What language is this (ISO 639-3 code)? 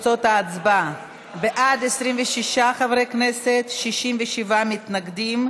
heb